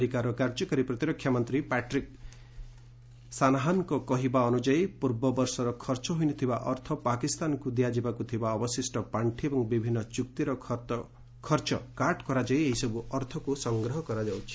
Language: Odia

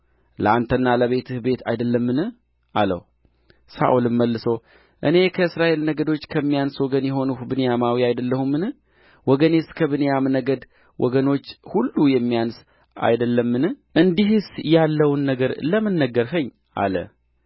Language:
Amharic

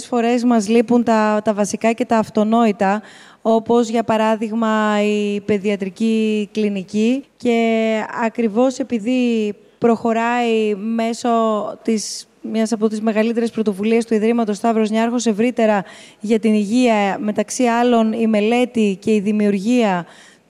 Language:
Greek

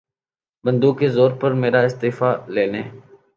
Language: Urdu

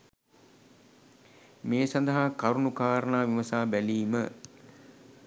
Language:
Sinhala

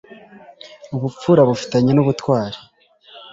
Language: Kinyarwanda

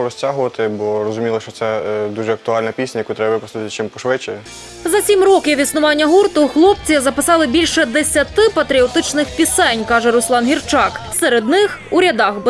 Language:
Ukrainian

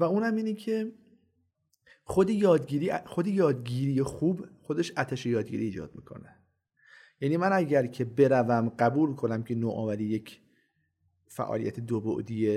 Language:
Persian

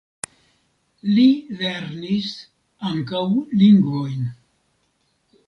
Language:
Esperanto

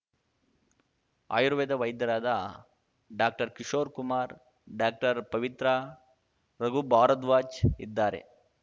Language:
Kannada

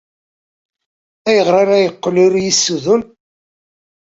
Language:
Kabyle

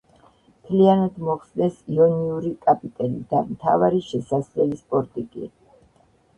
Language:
Georgian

